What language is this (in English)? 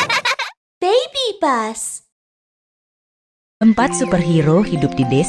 Indonesian